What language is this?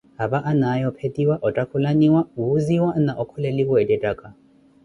Koti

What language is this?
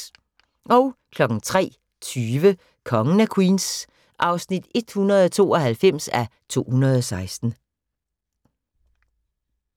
Danish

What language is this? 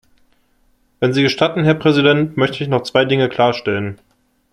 German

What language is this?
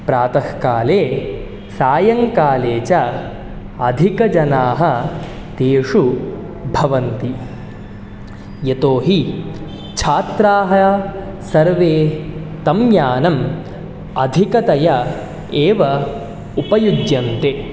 Sanskrit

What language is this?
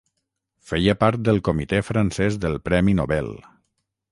Catalan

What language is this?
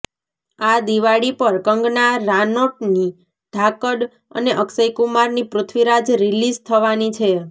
Gujarati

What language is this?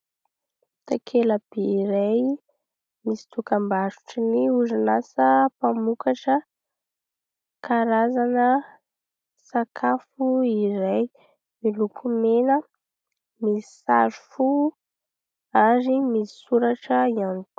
Malagasy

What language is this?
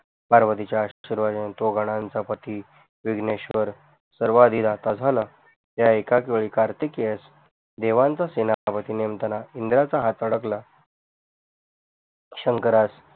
Marathi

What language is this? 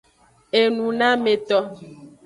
Aja (Benin)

